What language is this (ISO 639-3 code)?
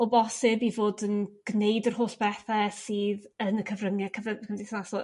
cym